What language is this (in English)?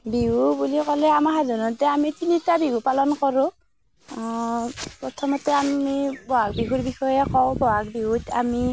Assamese